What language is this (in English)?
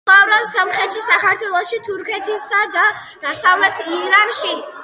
Georgian